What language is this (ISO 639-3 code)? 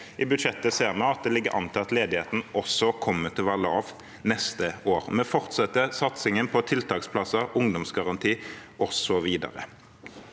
nor